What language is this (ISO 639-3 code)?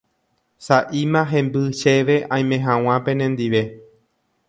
grn